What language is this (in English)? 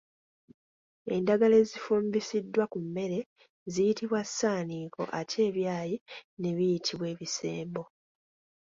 Ganda